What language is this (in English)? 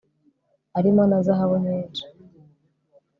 Kinyarwanda